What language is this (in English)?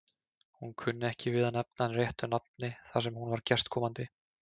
Icelandic